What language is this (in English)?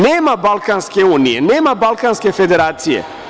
Serbian